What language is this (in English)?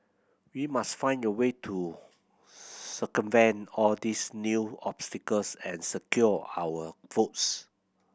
English